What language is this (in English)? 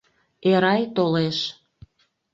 Mari